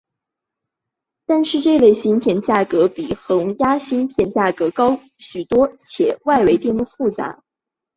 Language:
Chinese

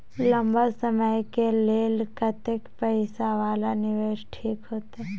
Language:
Maithili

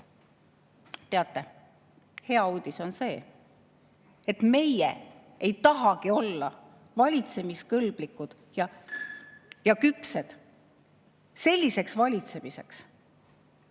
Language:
Estonian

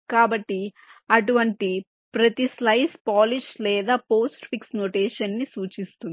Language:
Telugu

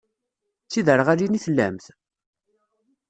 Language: Kabyle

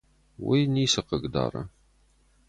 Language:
Ossetic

